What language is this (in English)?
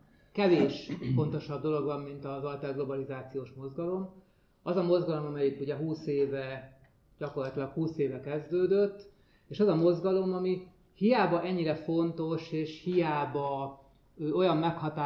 Hungarian